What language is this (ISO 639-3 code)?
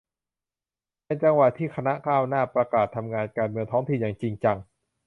tha